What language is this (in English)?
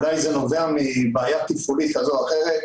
Hebrew